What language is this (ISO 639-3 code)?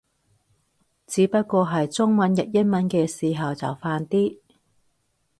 yue